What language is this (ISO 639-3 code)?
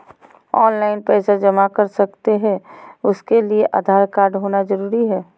mag